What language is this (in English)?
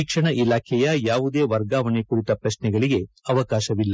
Kannada